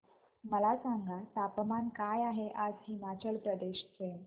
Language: Marathi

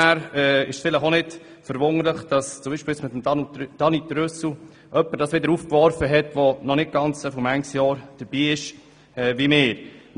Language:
Swiss German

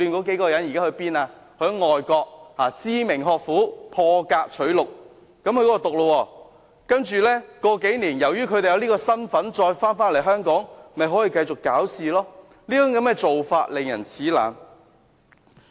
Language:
Cantonese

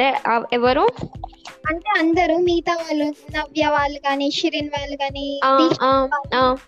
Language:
Telugu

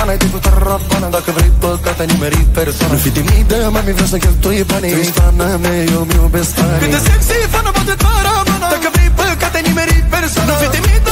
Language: Romanian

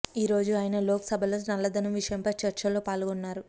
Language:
Telugu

